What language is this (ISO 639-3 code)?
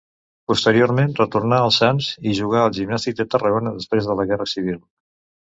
cat